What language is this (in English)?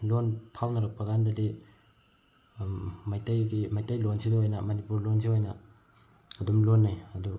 Manipuri